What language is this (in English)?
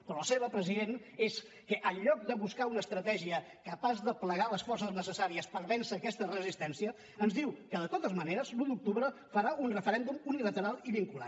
Catalan